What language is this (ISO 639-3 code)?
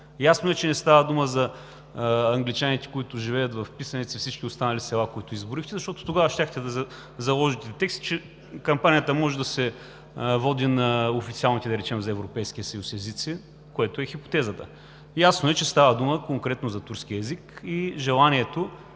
bul